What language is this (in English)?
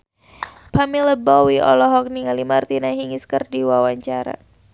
Sundanese